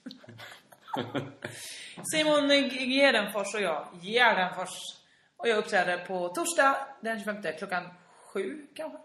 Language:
Swedish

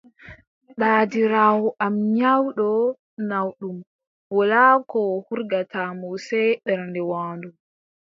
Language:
Adamawa Fulfulde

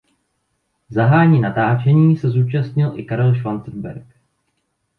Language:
Czech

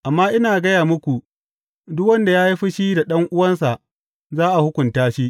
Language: Hausa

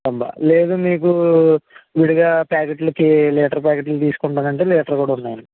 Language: Telugu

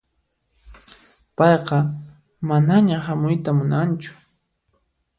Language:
Puno Quechua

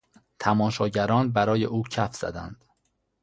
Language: Persian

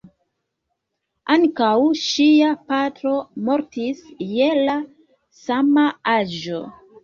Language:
Esperanto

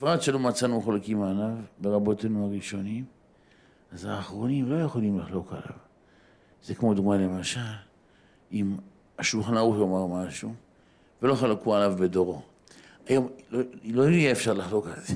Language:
Hebrew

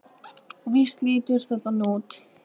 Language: Icelandic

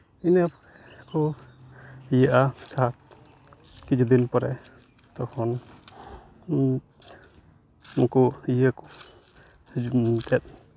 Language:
Santali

